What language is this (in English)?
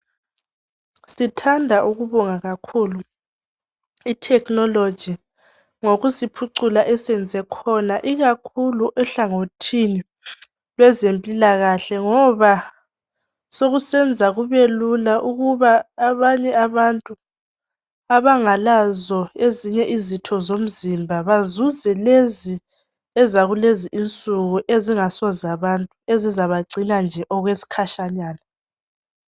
North Ndebele